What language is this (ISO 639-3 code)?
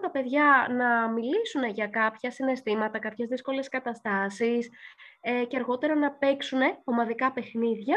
ell